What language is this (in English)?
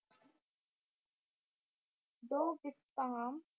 Punjabi